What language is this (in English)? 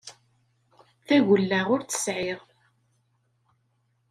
Kabyle